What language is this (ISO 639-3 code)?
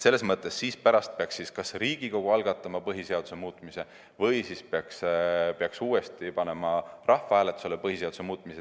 est